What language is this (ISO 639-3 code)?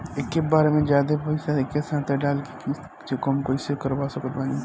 bho